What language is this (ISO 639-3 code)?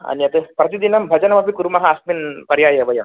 san